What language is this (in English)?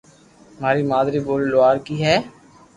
Loarki